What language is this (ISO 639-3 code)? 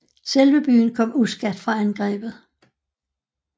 dan